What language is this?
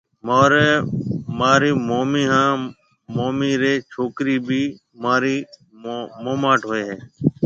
Marwari (Pakistan)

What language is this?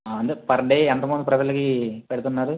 Telugu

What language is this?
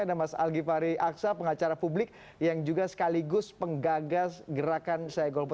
Indonesian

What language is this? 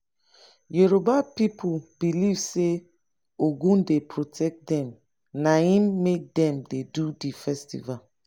Nigerian Pidgin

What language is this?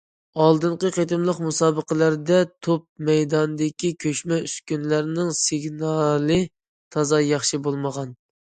Uyghur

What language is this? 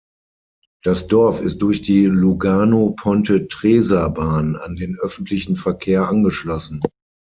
German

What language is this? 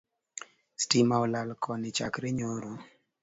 Luo (Kenya and Tanzania)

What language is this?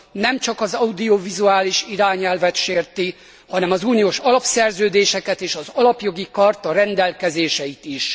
Hungarian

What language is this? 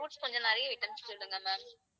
Tamil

